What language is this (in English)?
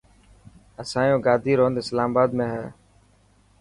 Dhatki